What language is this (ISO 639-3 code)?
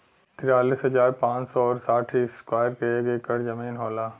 bho